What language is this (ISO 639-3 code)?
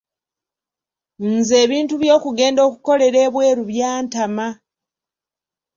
lug